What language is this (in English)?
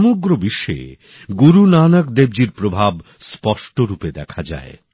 Bangla